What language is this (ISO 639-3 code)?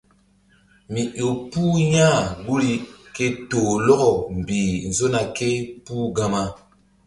mdd